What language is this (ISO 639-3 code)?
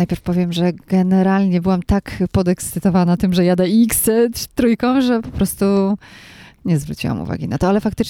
pol